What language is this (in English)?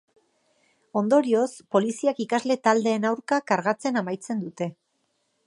Basque